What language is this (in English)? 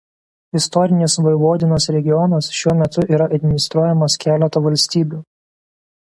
Lithuanian